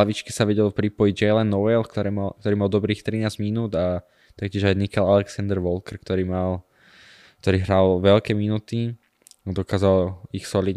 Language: Slovak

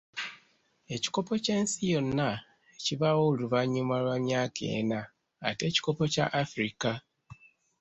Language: Ganda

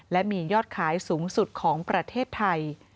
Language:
Thai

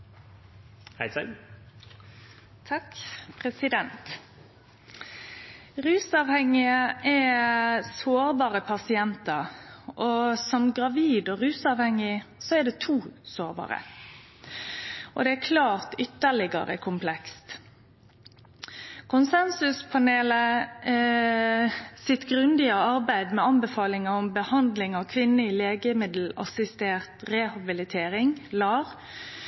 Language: Norwegian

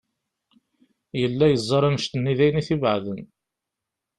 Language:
Kabyle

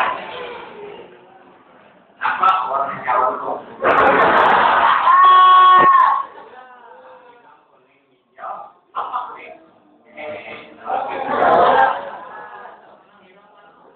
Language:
Indonesian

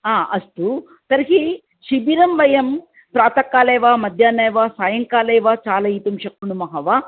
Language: Sanskrit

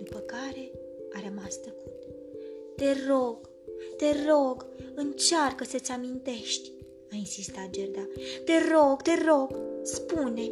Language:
Romanian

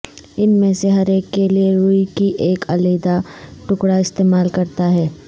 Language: Urdu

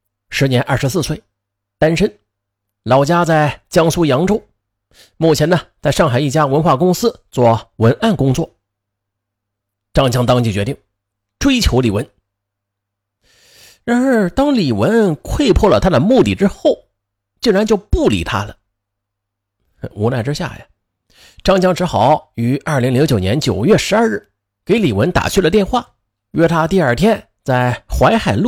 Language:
Chinese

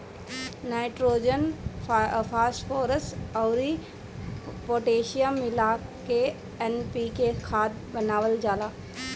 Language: Bhojpuri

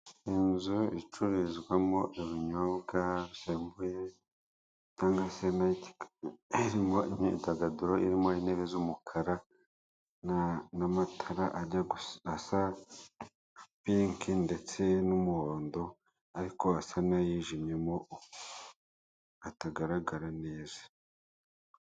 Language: Kinyarwanda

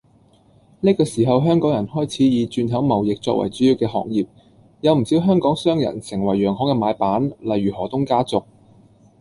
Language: Cantonese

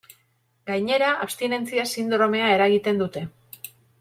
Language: Basque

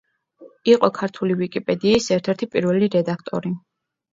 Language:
Georgian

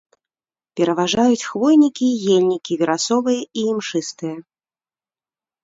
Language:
Belarusian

